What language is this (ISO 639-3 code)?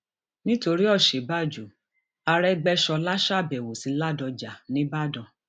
yor